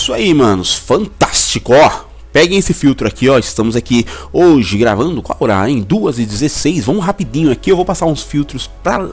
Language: Portuguese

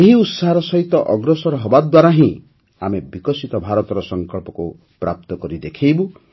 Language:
Odia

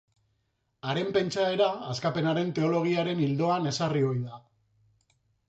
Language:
Basque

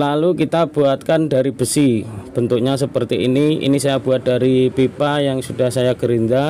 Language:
Indonesian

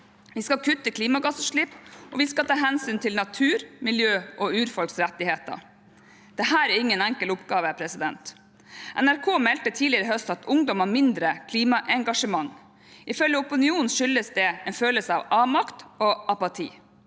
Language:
Norwegian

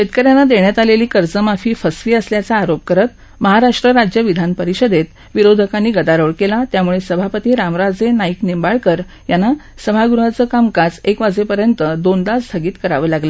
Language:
Marathi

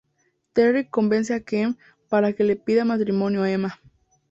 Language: Spanish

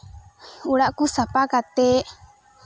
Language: Santali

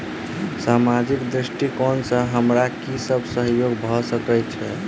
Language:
Maithili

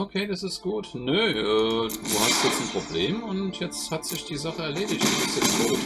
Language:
German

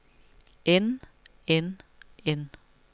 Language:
Danish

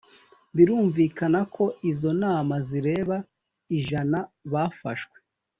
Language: Kinyarwanda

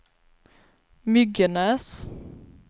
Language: Swedish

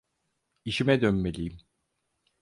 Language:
Turkish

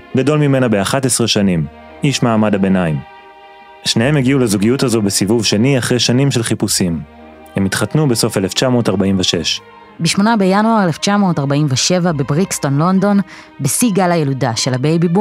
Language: Hebrew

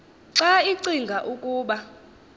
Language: Xhosa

